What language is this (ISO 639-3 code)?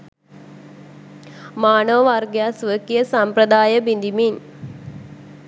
sin